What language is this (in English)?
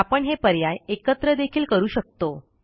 Marathi